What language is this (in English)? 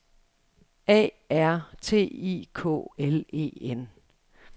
Danish